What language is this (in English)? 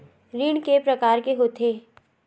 Chhattisgarhi